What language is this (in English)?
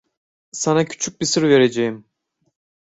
Turkish